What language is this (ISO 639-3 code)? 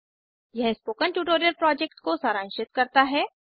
hin